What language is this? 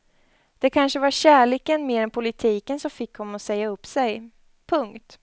Swedish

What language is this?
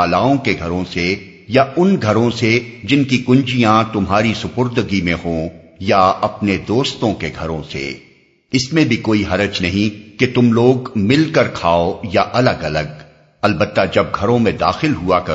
Urdu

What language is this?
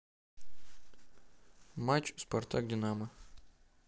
Russian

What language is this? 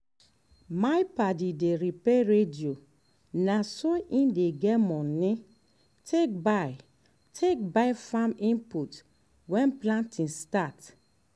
Nigerian Pidgin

